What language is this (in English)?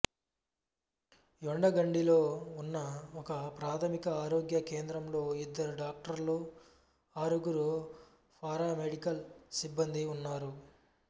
Telugu